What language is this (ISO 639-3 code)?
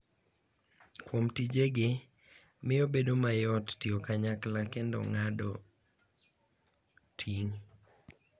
luo